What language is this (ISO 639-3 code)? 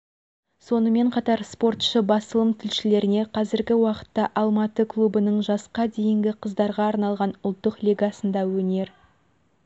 kaz